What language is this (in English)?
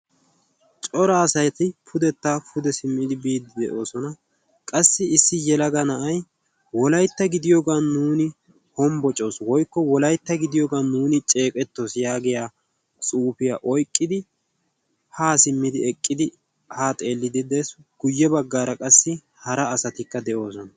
Wolaytta